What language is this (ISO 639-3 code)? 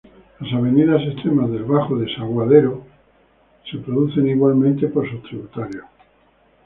spa